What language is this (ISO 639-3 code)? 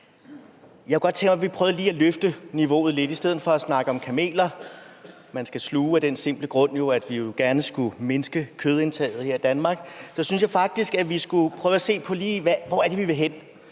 dan